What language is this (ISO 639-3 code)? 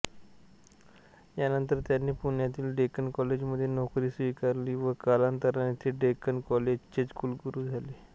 mar